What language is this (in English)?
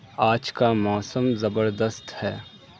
Urdu